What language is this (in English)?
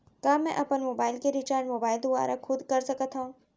Chhattisgarhi